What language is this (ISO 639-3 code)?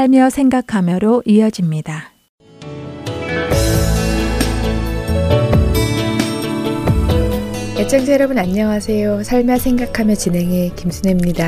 kor